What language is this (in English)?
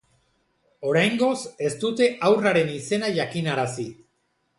Basque